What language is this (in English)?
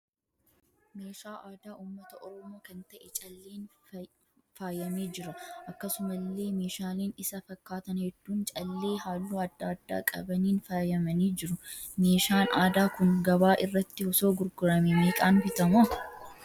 Oromo